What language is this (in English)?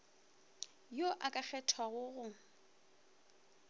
Northern Sotho